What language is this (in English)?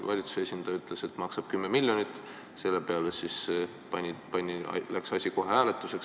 Estonian